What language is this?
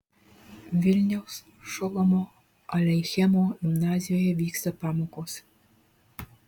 Lithuanian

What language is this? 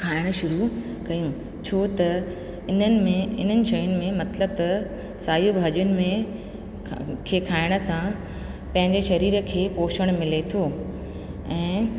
Sindhi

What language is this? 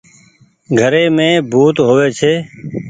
Goaria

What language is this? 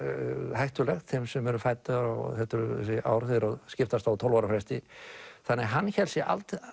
Icelandic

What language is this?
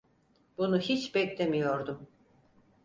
Turkish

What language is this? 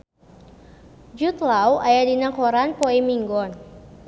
Sundanese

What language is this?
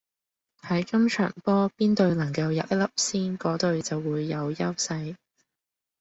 Cantonese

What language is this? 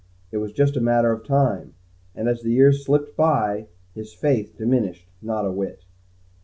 English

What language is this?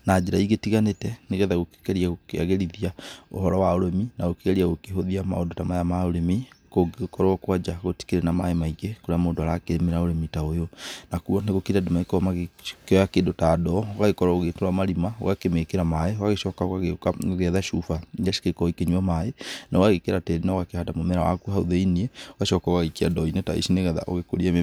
Kikuyu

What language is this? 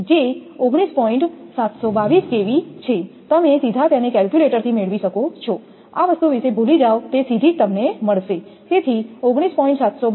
Gujarati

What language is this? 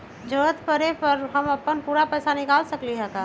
Magahi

